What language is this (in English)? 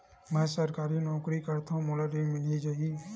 Chhattisgarhi